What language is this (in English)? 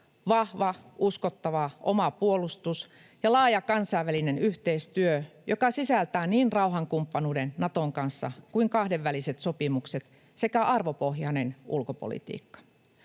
Finnish